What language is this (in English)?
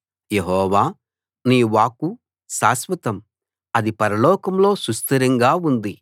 Telugu